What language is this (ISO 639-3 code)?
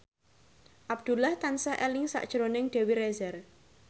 jav